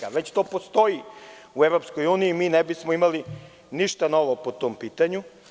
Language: Serbian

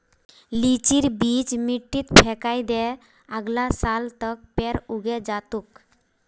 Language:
Magahi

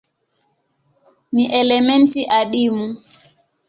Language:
Swahili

